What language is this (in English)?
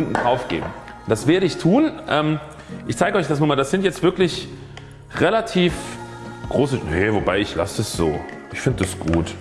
German